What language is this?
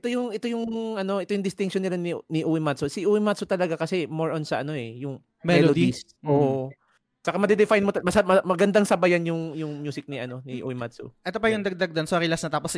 Filipino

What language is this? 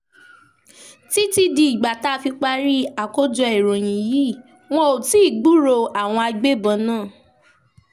Yoruba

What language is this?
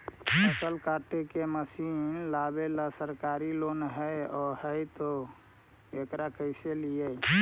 Magahi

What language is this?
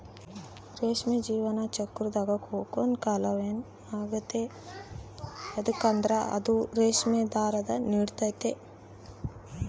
Kannada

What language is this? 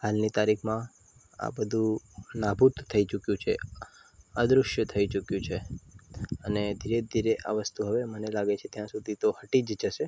Gujarati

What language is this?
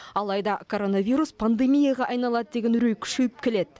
Kazakh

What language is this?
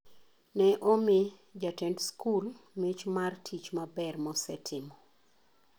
Luo (Kenya and Tanzania)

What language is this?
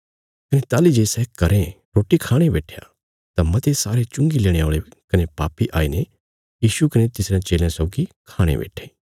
Bilaspuri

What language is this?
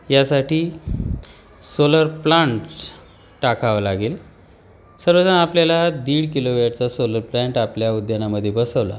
Marathi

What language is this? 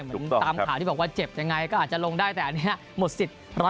Thai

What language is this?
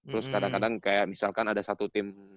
Indonesian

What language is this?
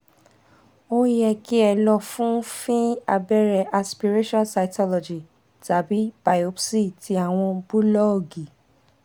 Yoruba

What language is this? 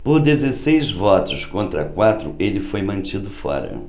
Portuguese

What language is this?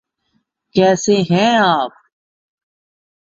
Urdu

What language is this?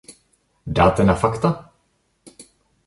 Czech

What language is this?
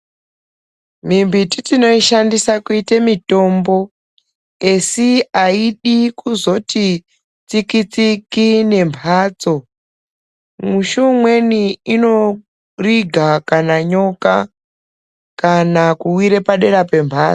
Ndau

